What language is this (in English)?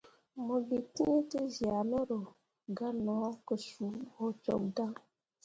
Mundang